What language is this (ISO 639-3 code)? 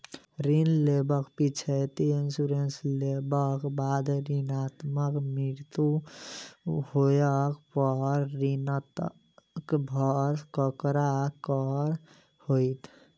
mai